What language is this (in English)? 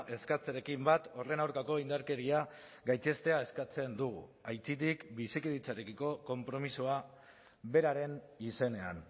Basque